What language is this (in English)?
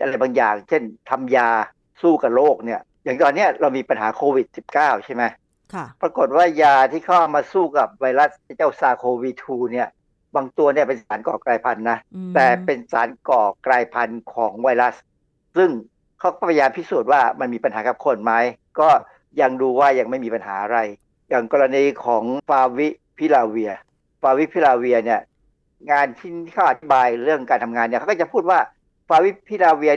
Thai